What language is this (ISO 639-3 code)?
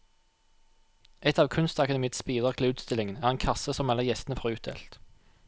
nor